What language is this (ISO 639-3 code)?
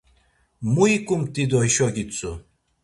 lzz